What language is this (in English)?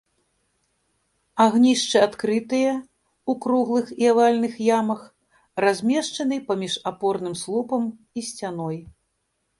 Belarusian